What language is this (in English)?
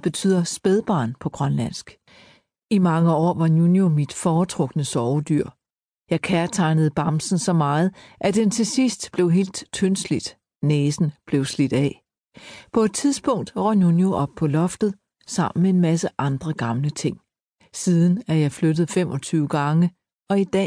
Danish